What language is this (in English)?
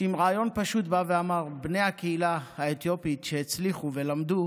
Hebrew